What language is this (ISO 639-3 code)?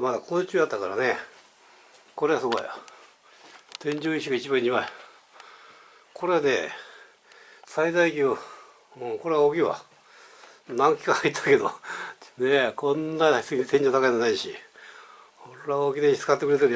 jpn